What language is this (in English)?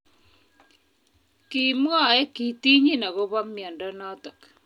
Kalenjin